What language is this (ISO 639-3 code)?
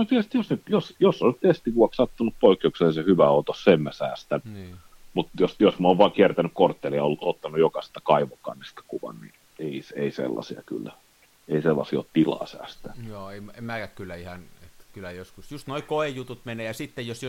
fin